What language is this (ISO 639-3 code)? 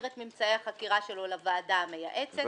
heb